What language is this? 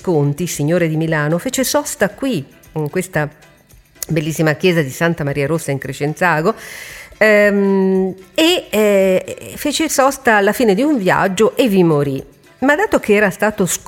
Italian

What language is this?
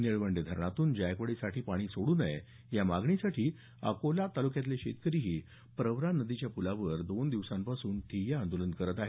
Marathi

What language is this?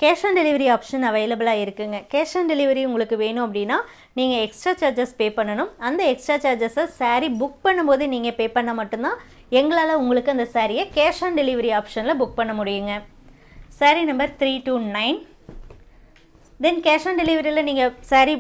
Tamil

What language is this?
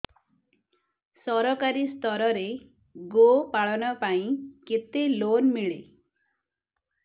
Odia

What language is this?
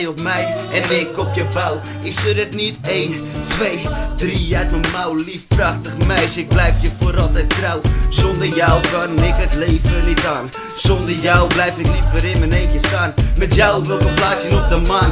Dutch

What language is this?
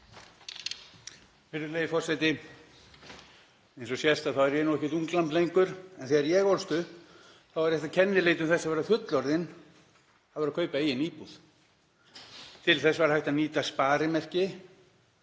Icelandic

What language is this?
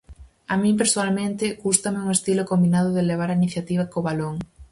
Galician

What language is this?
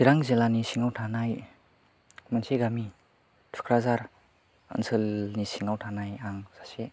Bodo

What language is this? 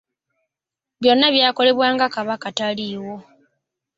Ganda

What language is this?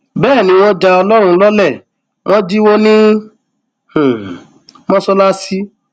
Yoruba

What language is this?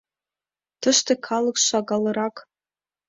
Mari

